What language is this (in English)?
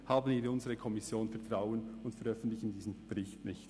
Swiss German